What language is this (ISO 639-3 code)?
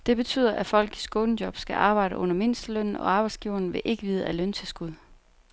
dan